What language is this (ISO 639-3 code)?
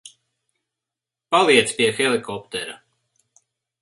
lav